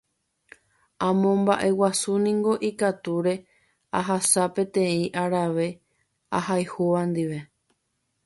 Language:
Guarani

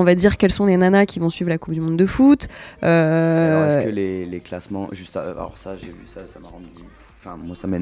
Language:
French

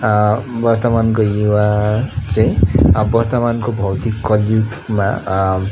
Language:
Nepali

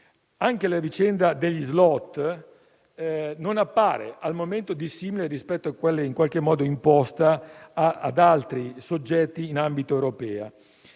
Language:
Italian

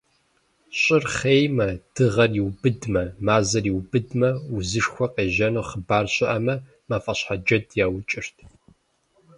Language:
Kabardian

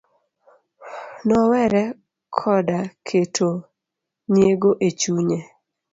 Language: Luo (Kenya and Tanzania)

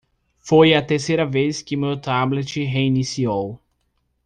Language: Portuguese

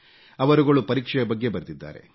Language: Kannada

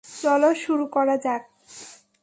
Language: Bangla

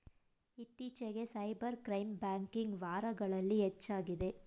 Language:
Kannada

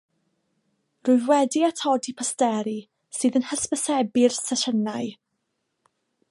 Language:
Welsh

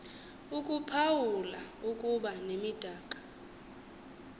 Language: Xhosa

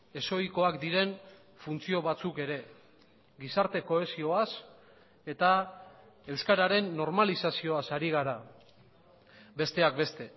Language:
Basque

